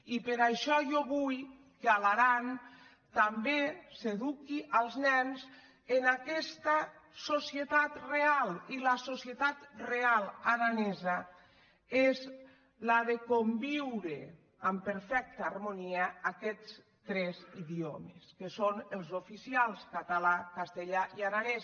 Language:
Catalan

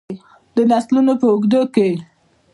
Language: Pashto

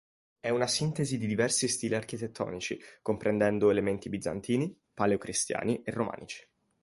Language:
Italian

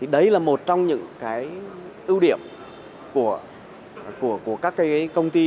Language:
Vietnamese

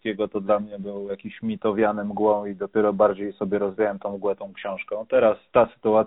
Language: Polish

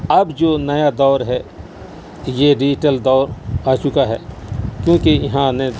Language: Urdu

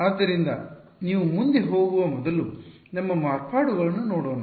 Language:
Kannada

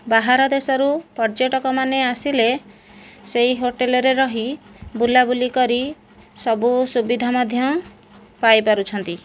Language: Odia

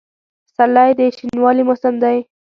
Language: Pashto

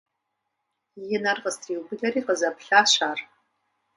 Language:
Kabardian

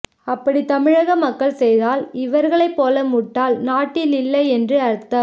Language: Tamil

